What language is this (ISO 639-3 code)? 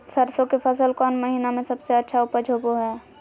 mag